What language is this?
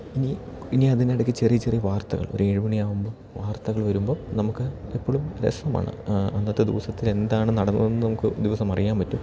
Malayalam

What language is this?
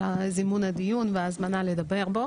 Hebrew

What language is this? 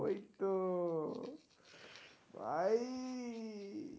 Bangla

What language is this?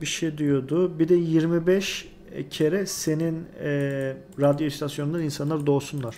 Turkish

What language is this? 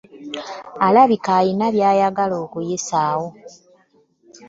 Ganda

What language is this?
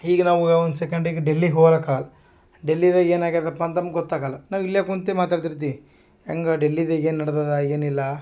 Kannada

